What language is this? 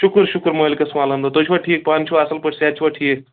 Kashmiri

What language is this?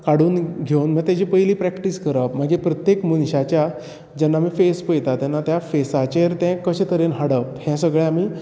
Konkani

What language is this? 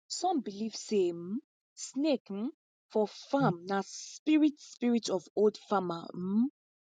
Nigerian Pidgin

